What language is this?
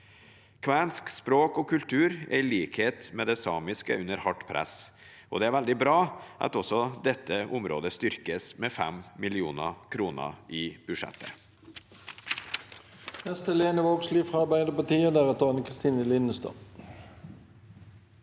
Norwegian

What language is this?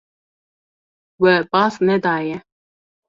Kurdish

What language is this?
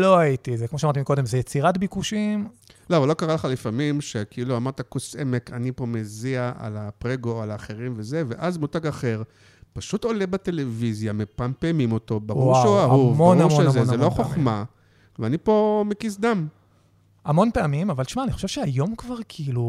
Hebrew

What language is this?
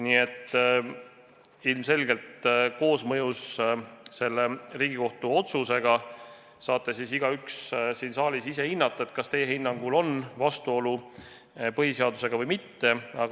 Estonian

